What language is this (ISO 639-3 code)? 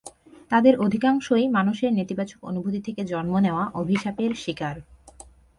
ben